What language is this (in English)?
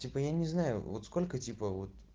Russian